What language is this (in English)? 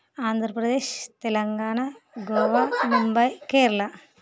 Telugu